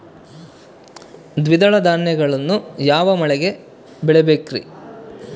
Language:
Kannada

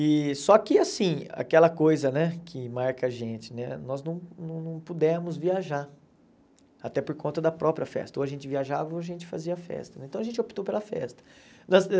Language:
Portuguese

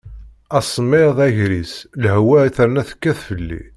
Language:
Kabyle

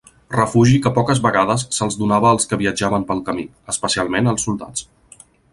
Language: Catalan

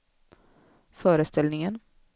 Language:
Swedish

